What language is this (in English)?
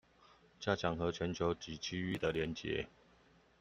Chinese